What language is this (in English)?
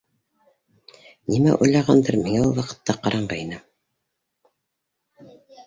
Bashkir